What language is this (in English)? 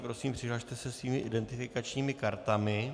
Czech